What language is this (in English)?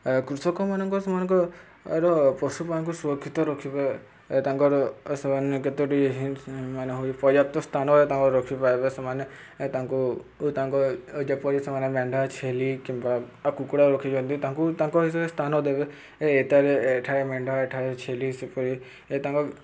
Odia